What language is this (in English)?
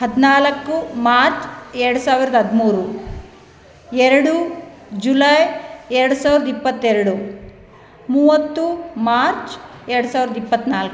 Kannada